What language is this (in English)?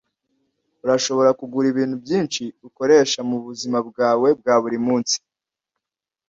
Kinyarwanda